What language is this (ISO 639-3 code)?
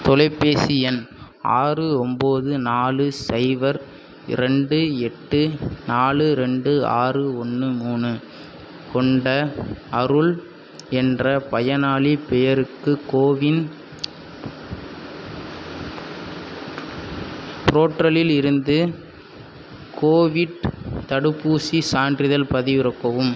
tam